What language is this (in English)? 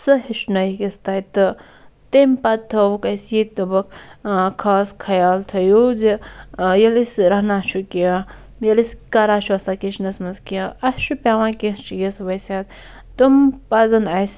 Kashmiri